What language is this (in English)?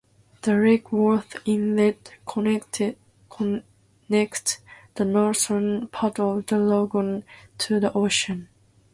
English